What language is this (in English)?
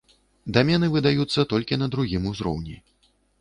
Belarusian